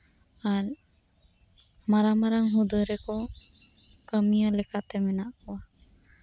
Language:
Santali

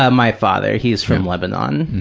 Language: English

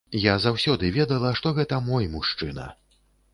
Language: Belarusian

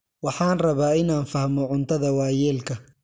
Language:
Somali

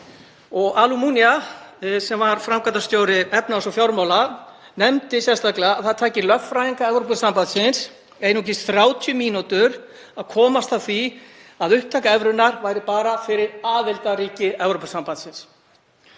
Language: Icelandic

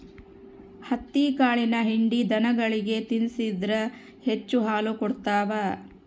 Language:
Kannada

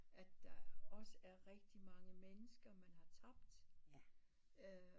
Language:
Danish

